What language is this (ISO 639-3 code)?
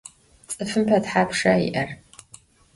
ady